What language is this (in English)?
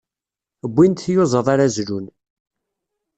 Kabyle